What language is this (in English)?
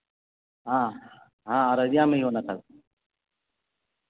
Urdu